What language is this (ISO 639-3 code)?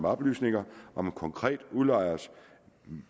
dan